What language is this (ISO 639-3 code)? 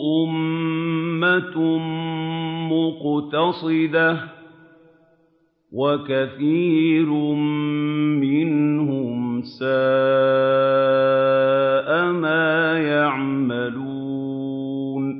ara